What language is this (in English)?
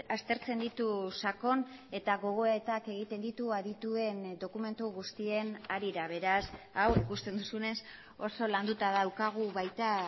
Basque